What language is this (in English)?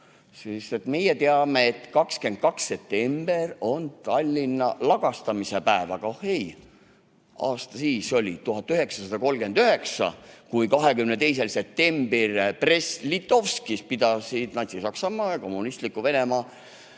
Estonian